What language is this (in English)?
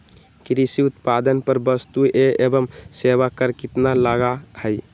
Magahi